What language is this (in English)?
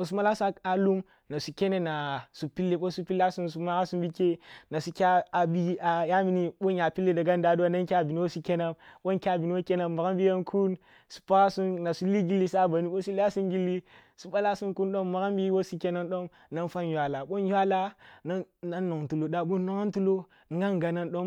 Kulung (Nigeria)